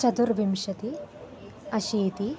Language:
Sanskrit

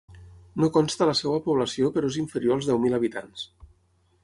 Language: Catalan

